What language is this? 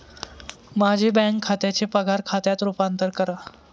Marathi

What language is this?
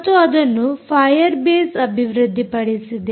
Kannada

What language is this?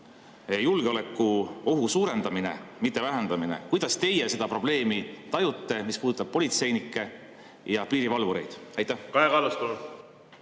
Estonian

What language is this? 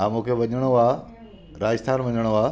Sindhi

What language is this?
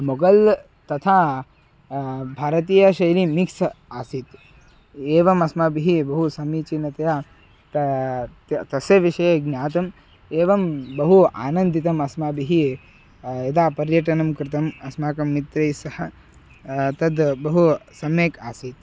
Sanskrit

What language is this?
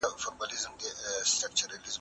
Pashto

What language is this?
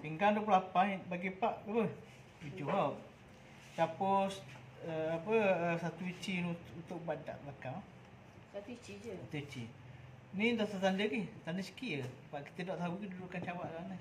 Malay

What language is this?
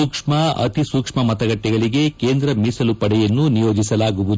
Kannada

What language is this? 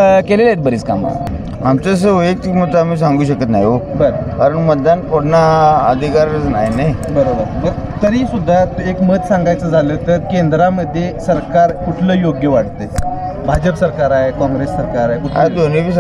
Marathi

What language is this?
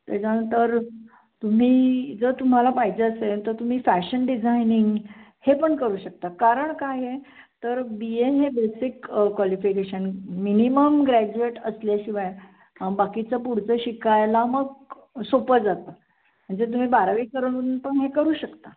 Marathi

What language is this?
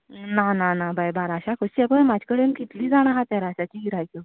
Konkani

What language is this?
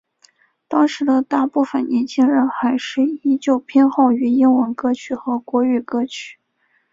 Chinese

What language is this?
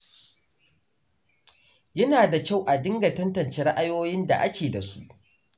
Hausa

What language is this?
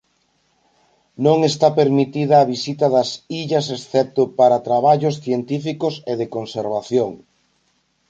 Galician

